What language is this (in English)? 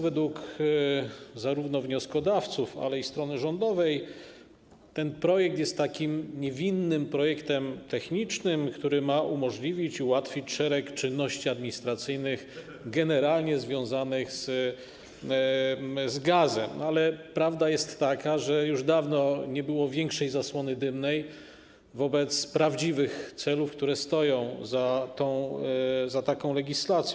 Polish